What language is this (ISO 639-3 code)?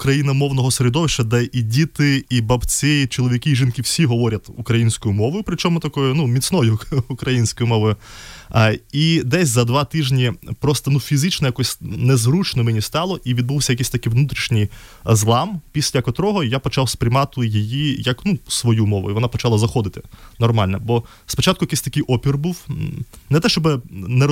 ukr